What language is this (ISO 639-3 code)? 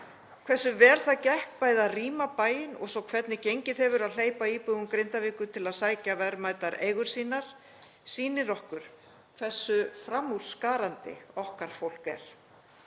isl